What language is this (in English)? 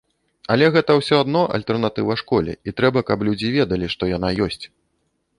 Belarusian